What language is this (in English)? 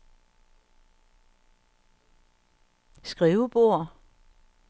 Danish